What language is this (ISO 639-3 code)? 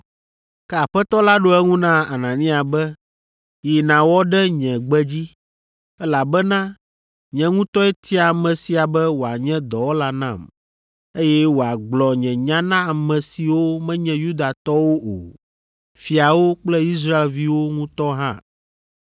ewe